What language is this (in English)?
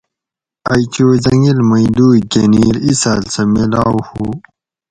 Gawri